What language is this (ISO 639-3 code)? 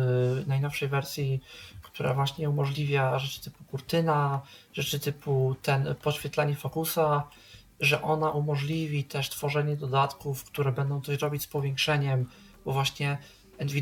pol